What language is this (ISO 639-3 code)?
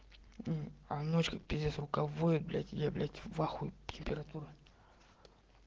rus